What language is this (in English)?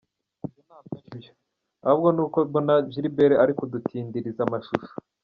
Kinyarwanda